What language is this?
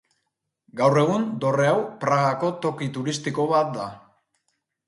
Basque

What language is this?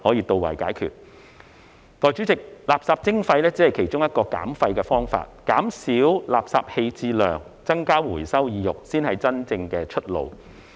Cantonese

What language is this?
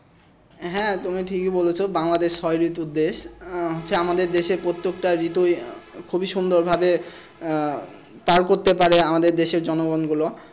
Bangla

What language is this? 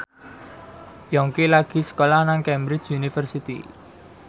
Javanese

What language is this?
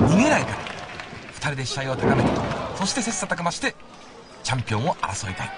Japanese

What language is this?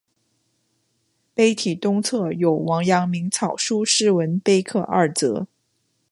Chinese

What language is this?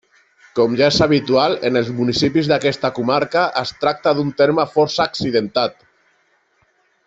Catalan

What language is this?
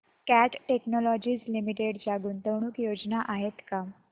Marathi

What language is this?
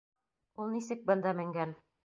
Bashkir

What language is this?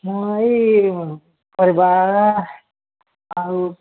Odia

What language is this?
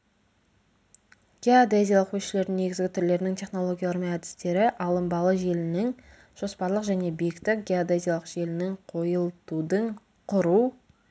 Kazakh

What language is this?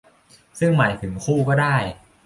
Thai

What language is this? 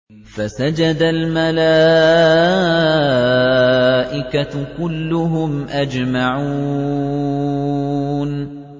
Arabic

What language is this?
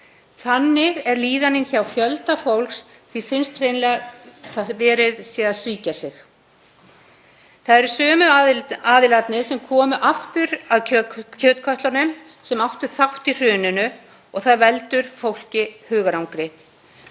Icelandic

